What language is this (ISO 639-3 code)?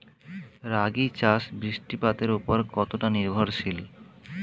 ben